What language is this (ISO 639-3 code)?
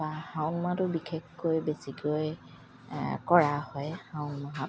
asm